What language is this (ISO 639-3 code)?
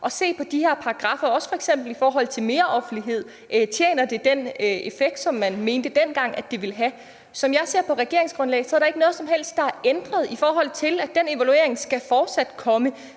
dan